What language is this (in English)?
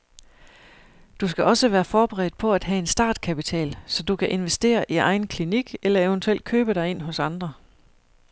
Danish